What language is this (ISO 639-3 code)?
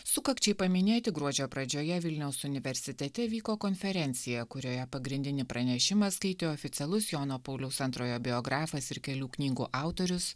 lit